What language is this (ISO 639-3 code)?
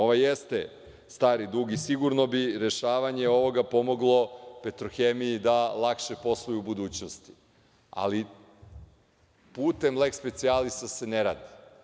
srp